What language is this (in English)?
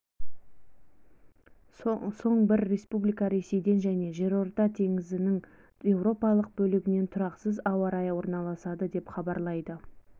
Kazakh